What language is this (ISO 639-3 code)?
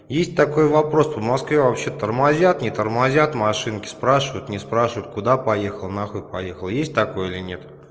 rus